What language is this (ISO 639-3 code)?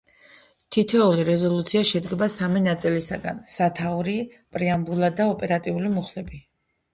kat